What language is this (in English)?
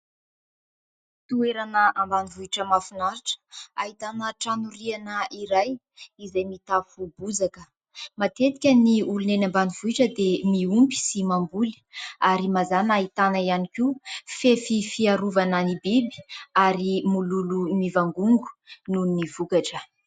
Malagasy